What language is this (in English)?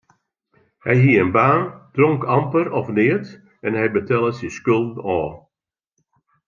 Western Frisian